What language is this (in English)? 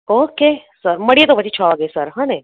Gujarati